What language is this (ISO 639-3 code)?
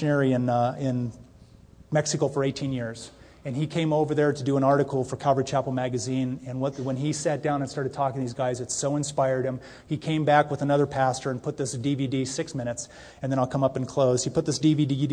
eng